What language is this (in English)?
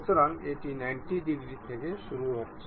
Bangla